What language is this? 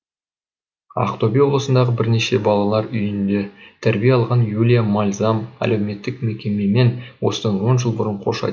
Kazakh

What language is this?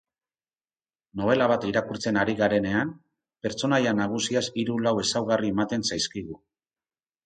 Basque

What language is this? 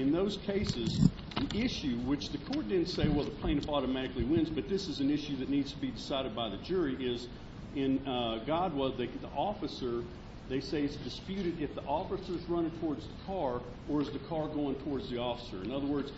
English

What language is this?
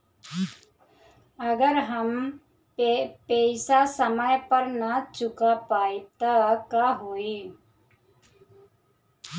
Bhojpuri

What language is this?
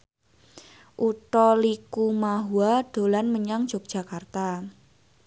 Javanese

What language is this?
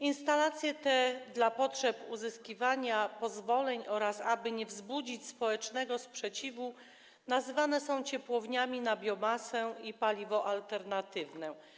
Polish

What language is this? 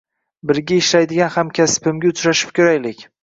Uzbek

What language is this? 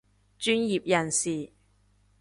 Cantonese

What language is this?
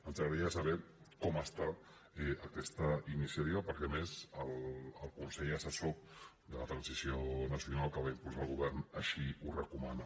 Catalan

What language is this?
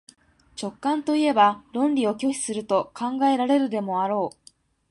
Japanese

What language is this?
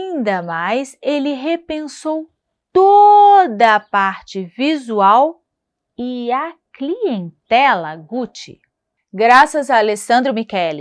Portuguese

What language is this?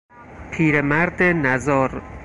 Persian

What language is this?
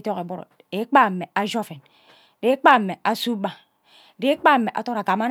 Ubaghara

